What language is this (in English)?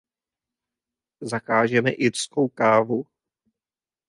Czech